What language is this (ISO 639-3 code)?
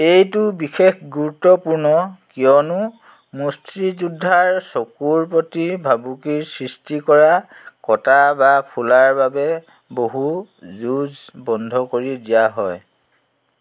asm